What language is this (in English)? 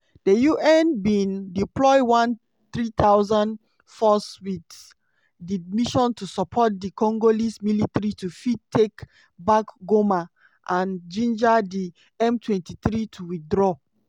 Nigerian Pidgin